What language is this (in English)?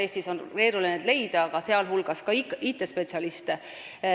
Estonian